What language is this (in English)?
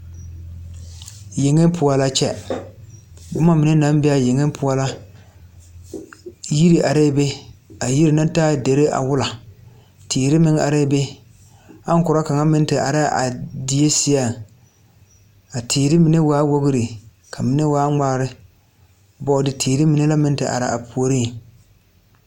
Southern Dagaare